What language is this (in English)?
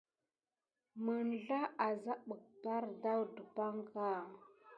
Gidar